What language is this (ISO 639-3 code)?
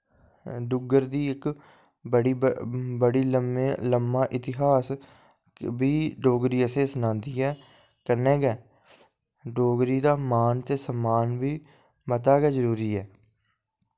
doi